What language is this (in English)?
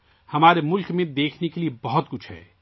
Urdu